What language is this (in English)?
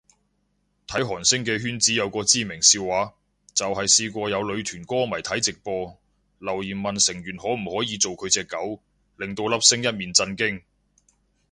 Cantonese